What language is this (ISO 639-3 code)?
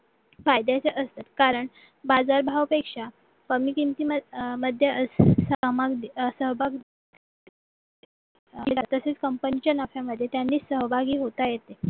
mar